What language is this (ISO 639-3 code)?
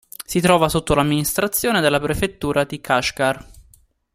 ita